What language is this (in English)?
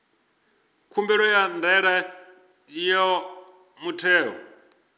Venda